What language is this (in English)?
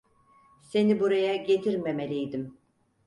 Turkish